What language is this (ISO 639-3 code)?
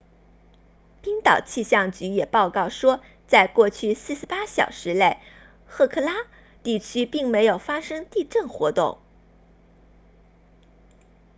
zho